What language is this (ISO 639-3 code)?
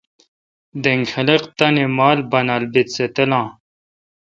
xka